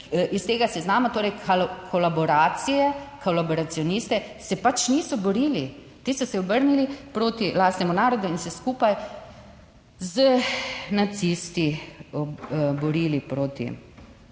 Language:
Slovenian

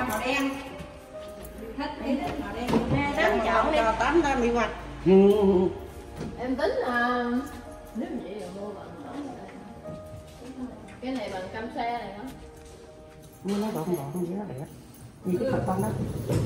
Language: Vietnamese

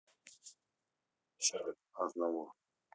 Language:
Russian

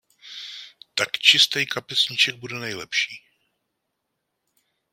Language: Czech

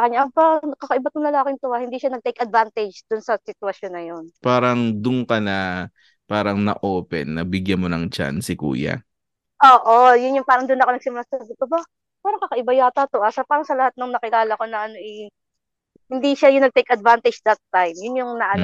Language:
Filipino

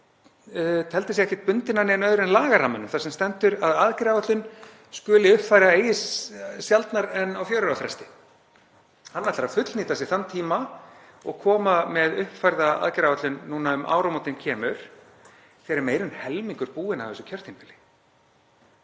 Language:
Icelandic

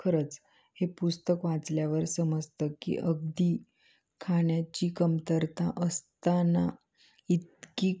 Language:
Marathi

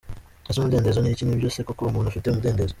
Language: Kinyarwanda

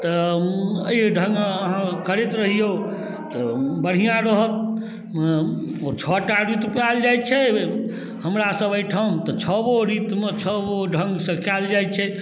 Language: Maithili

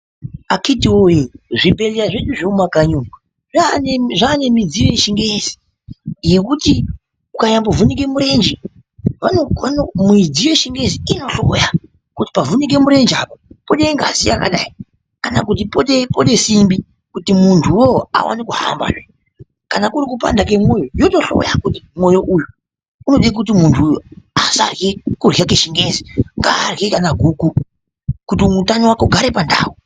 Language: Ndau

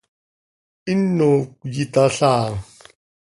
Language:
Seri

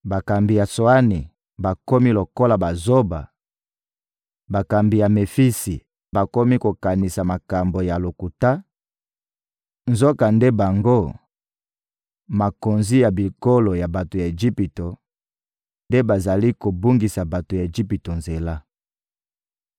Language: Lingala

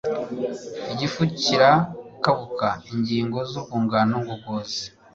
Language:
Kinyarwanda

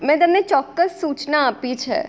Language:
Gujarati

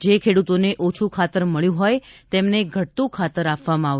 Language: Gujarati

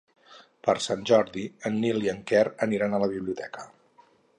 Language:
Catalan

